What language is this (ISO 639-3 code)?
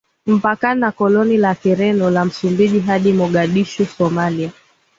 swa